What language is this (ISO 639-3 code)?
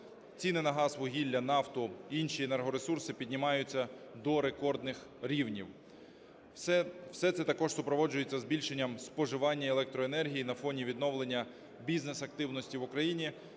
ukr